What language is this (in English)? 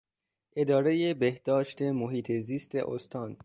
Persian